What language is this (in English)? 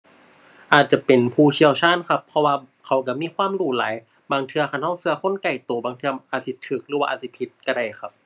Thai